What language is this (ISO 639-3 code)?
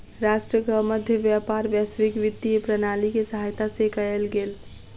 mai